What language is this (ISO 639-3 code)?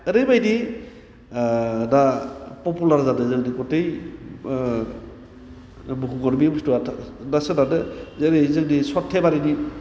brx